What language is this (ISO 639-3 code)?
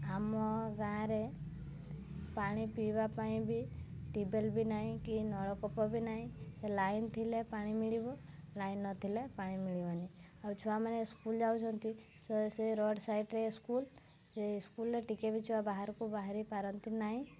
ori